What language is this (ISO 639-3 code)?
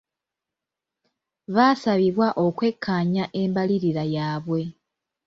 lug